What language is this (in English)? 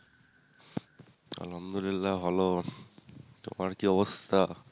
Bangla